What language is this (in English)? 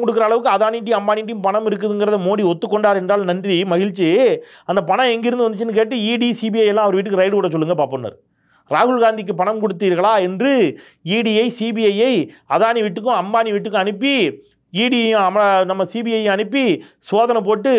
Tamil